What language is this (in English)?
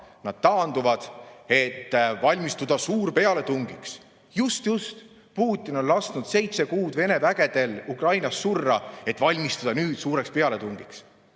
Estonian